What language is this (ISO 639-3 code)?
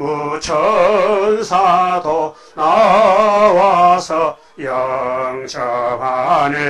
kor